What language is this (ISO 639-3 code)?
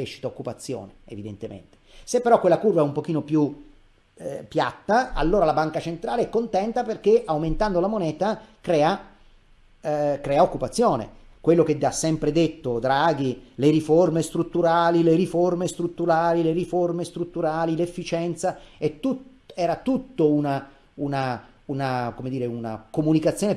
ita